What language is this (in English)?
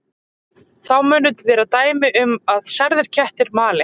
Icelandic